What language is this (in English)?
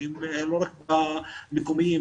Hebrew